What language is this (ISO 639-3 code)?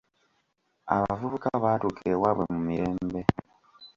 lug